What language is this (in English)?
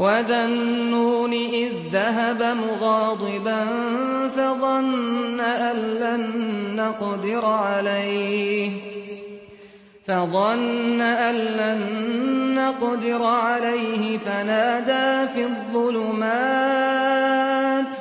Arabic